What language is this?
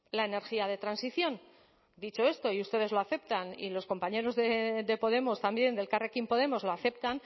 Spanish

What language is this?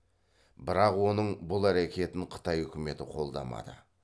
Kazakh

